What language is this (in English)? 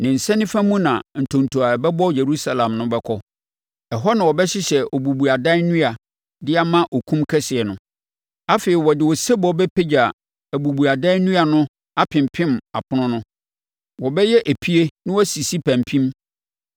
Akan